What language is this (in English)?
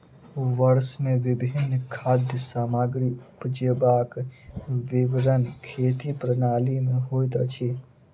Maithili